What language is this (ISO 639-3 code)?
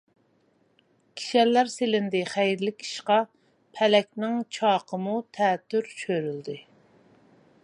uig